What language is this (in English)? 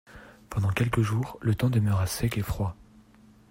French